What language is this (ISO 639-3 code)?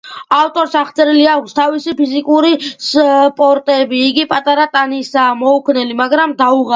kat